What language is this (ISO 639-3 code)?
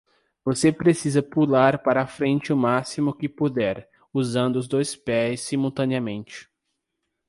por